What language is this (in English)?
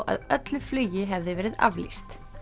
Icelandic